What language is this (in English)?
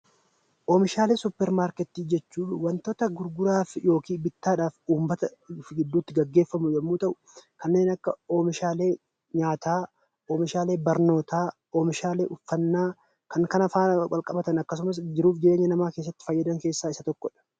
Oromo